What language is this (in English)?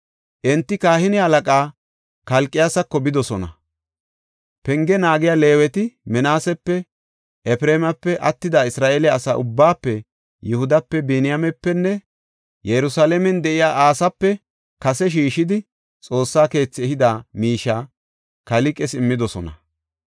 Gofa